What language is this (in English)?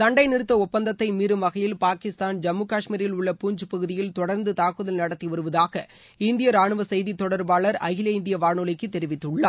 Tamil